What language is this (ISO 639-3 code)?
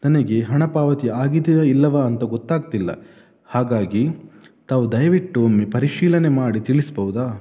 kan